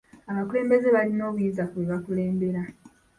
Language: Ganda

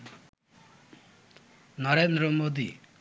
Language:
Bangla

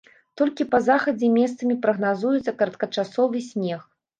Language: Belarusian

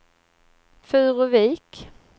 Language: Swedish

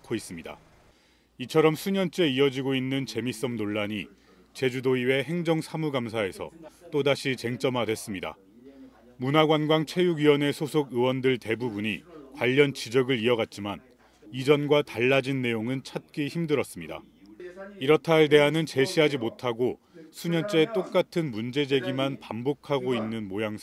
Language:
Korean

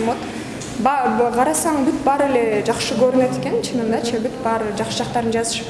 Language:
Turkish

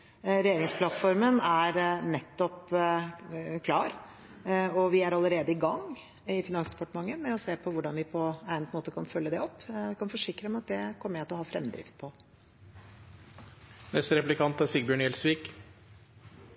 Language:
Norwegian Bokmål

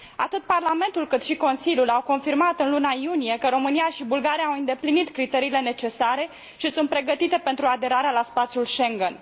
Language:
Romanian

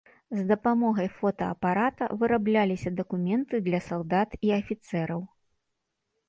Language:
Belarusian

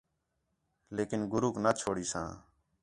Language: Khetrani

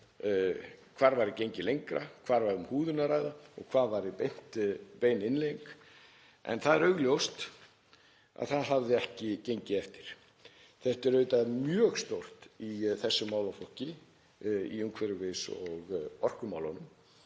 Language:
Icelandic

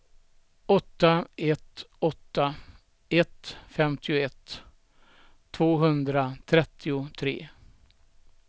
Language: Swedish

